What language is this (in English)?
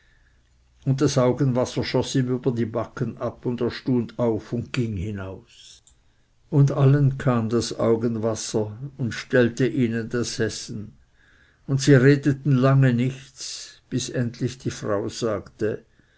German